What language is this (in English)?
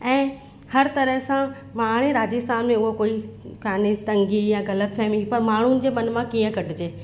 Sindhi